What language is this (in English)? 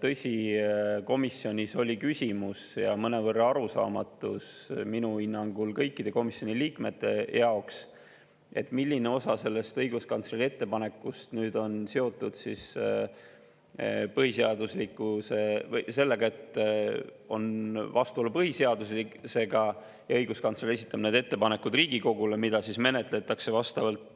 Estonian